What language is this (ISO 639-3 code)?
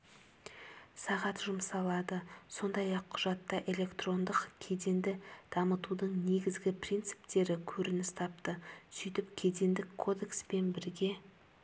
kaz